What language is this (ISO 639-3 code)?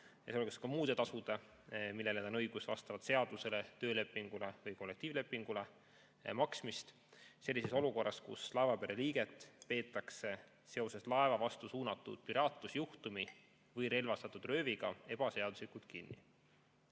est